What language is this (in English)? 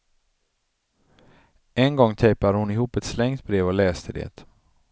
Swedish